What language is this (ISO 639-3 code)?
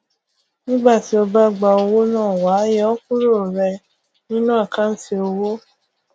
yor